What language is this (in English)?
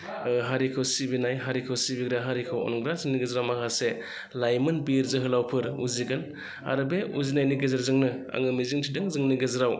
Bodo